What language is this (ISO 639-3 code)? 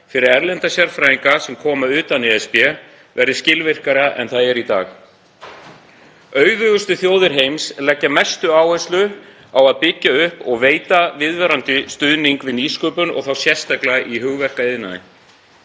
isl